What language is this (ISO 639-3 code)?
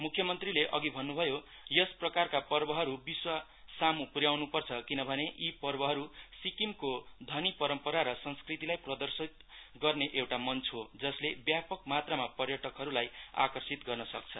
nep